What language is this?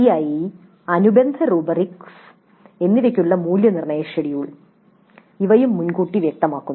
Malayalam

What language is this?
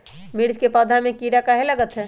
Magahi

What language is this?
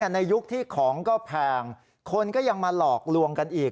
Thai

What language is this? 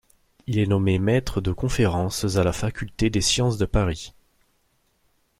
French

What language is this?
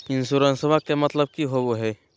Magahi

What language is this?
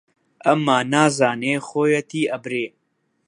Central Kurdish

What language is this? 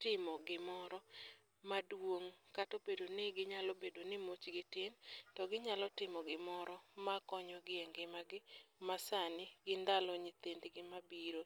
Luo (Kenya and Tanzania)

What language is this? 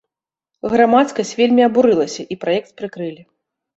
Belarusian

